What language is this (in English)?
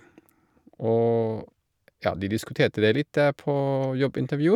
Norwegian